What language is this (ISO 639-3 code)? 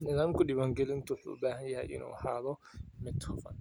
som